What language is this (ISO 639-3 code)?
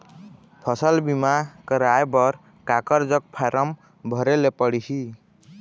hne